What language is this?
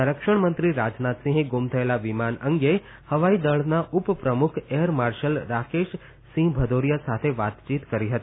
Gujarati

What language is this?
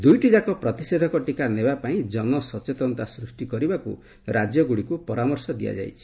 Odia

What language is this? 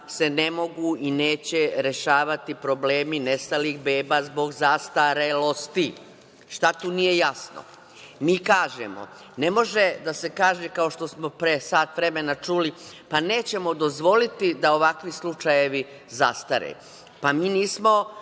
Serbian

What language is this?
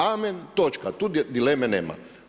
Croatian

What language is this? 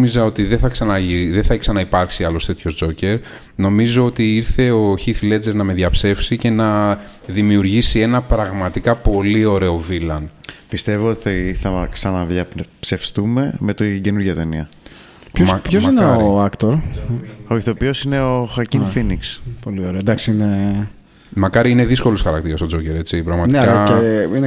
Greek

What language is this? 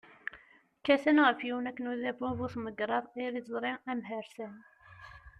Kabyle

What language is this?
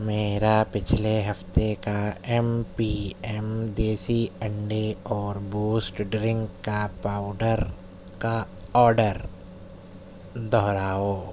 Urdu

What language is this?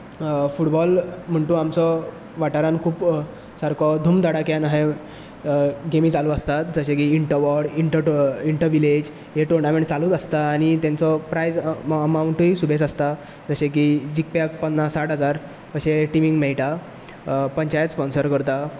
Konkani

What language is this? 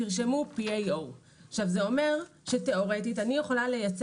Hebrew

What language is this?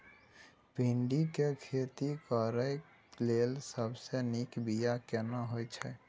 Maithili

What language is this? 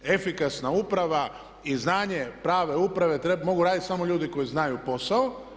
Croatian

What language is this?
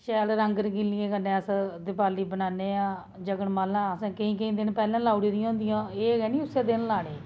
Dogri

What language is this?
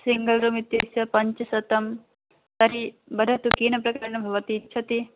Sanskrit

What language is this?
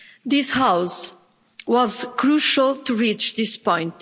English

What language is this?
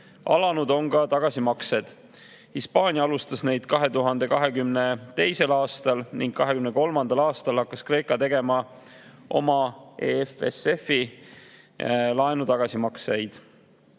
Estonian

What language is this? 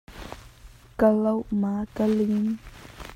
Hakha Chin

